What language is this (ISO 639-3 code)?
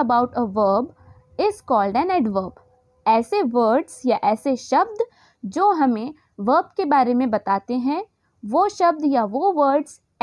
hin